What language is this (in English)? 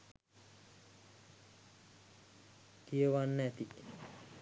Sinhala